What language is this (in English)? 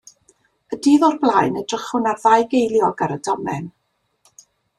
Welsh